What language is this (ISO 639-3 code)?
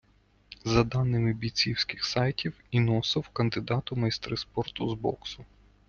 ukr